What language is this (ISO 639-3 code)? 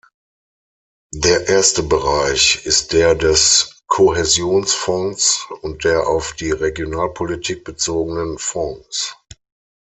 deu